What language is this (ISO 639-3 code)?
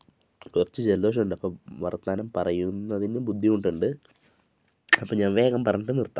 mal